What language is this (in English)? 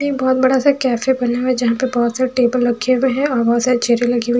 Hindi